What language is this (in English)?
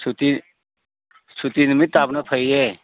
Manipuri